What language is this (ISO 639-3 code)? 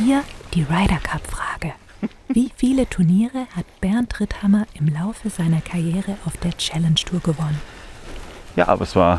deu